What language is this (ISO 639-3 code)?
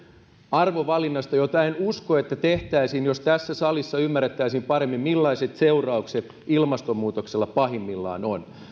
fin